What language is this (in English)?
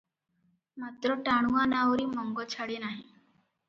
Odia